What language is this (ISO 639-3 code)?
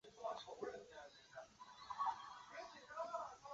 zho